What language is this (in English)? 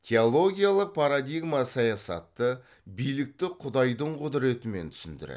Kazakh